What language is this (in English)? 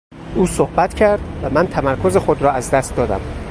Persian